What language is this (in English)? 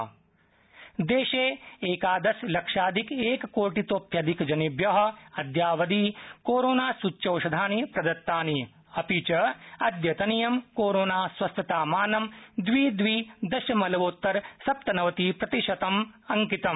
Sanskrit